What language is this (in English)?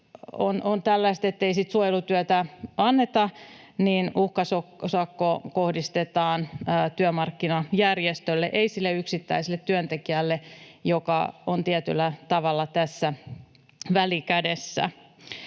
Finnish